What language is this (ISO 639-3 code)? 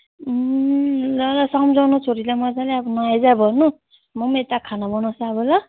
nep